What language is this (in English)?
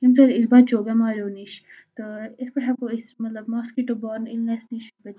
Kashmiri